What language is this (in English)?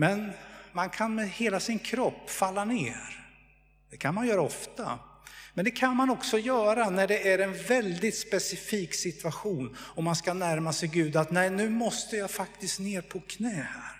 Swedish